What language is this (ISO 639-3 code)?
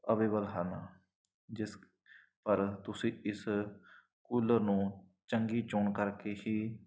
pan